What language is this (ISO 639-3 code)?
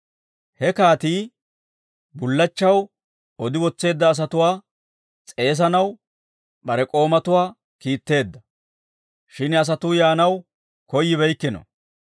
dwr